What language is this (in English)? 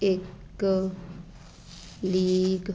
Punjabi